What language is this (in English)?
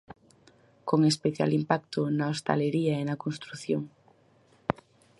Galician